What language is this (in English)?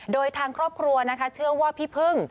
Thai